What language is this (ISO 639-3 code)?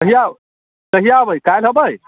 mai